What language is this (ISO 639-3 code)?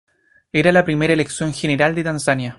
spa